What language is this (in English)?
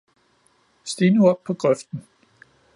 Danish